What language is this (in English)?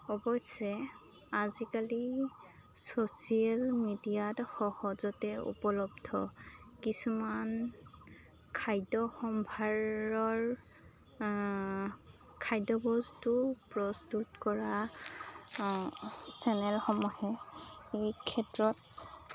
Assamese